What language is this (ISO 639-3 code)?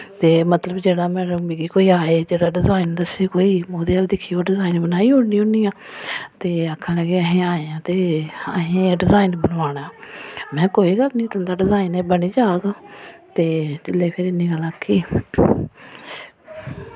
doi